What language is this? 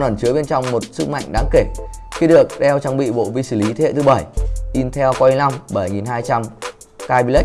Vietnamese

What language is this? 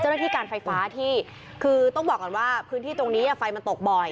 Thai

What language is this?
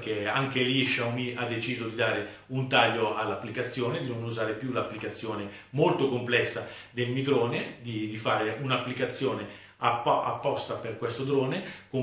Italian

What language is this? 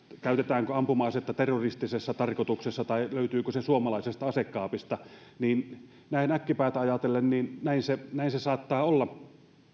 Finnish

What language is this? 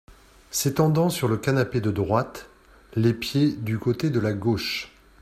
French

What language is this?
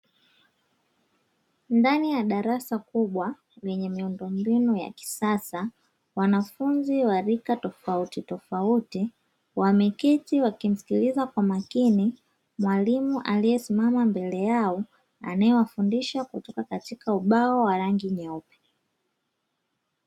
Swahili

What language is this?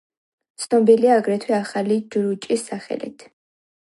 Georgian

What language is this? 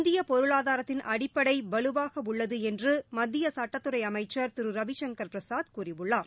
Tamil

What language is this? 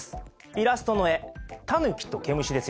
Japanese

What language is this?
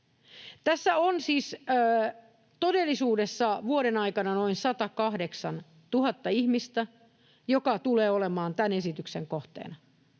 Finnish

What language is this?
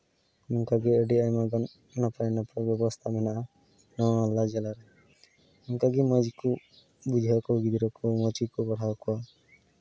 Santali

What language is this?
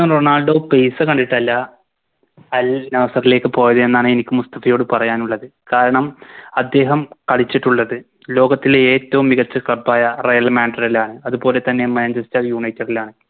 Malayalam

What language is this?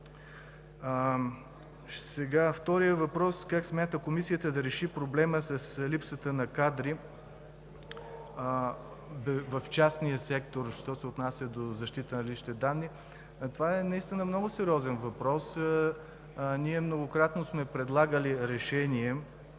Bulgarian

